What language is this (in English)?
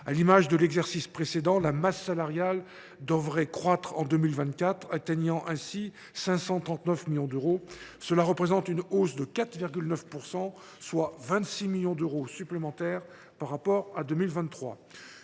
French